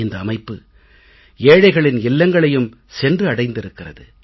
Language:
Tamil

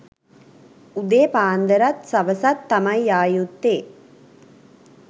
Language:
Sinhala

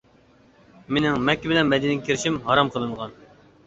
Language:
Uyghur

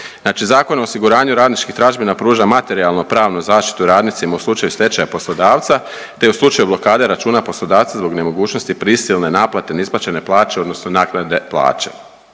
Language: Croatian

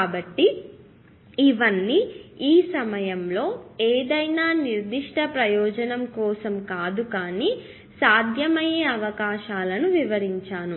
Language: Telugu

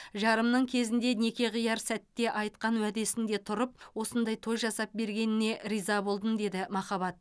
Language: Kazakh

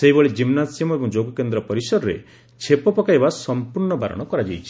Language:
Odia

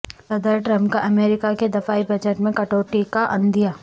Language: Urdu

